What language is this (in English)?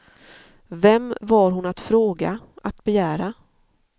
Swedish